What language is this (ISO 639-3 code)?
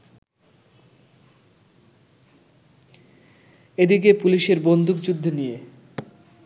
ben